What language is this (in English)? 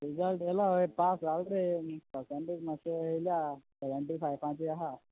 Konkani